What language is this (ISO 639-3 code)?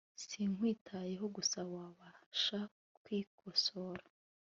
kin